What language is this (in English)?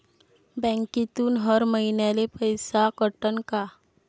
Marathi